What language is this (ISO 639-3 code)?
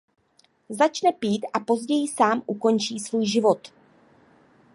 ces